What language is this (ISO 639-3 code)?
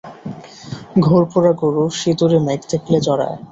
ben